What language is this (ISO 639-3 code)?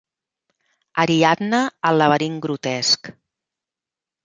cat